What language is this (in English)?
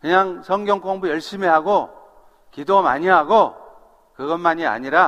Korean